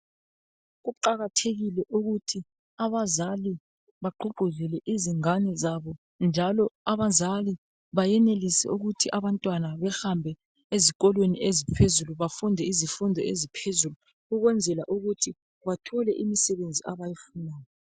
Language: North Ndebele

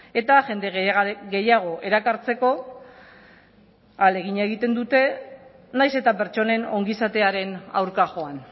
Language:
Basque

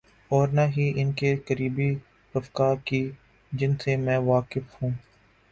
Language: Urdu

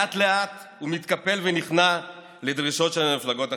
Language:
Hebrew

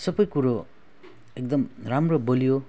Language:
Nepali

